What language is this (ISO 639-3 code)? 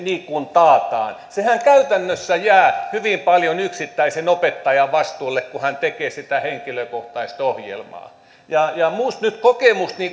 fin